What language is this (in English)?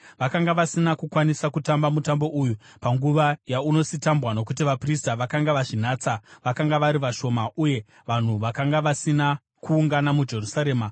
Shona